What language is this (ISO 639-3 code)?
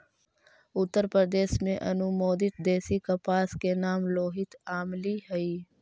mag